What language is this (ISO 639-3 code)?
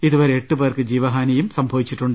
mal